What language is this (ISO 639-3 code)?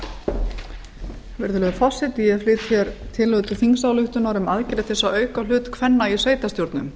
isl